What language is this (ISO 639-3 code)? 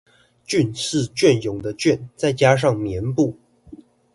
zho